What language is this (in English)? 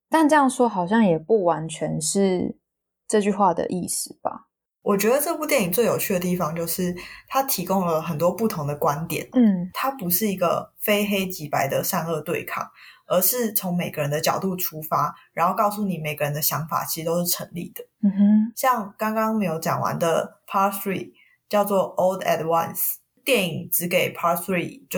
Chinese